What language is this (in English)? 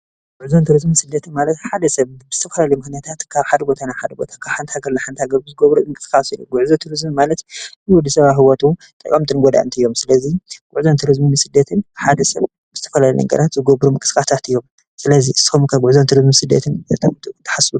Tigrinya